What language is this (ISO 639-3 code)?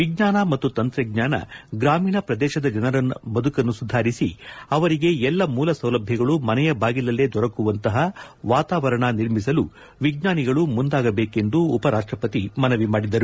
kan